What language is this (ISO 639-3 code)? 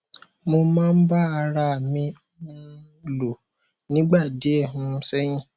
yor